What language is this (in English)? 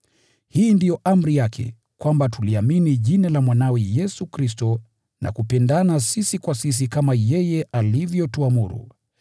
Swahili